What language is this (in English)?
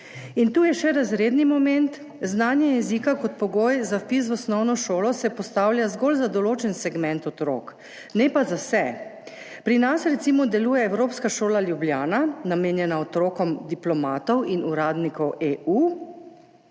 Slovenian